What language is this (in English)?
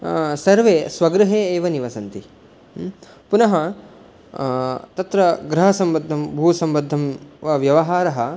Sanskrit